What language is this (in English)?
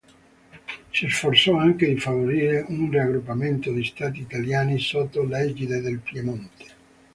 Italian